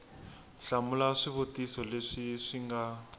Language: Tsonga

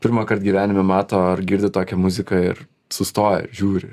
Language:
Lithuanian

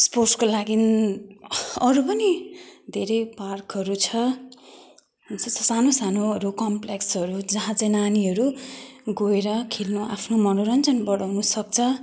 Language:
Nepali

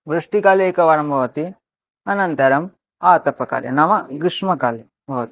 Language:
Sanskrit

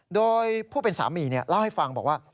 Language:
Thai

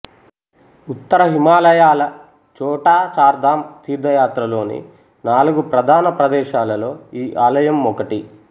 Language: Telugu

